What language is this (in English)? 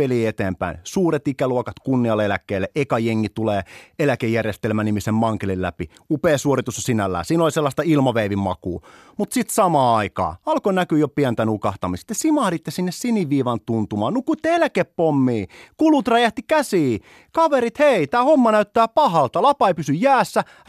Finnish